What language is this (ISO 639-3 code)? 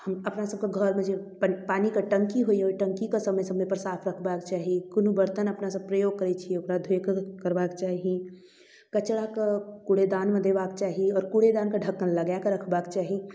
mai